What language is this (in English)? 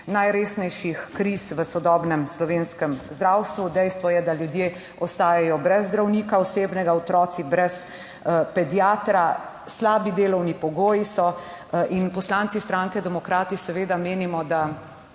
Slovenian